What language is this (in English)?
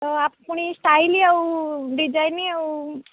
Odia